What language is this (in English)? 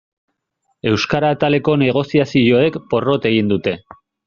Basque